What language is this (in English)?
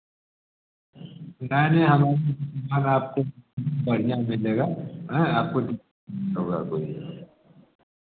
Hindi